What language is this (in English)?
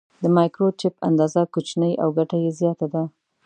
Pashto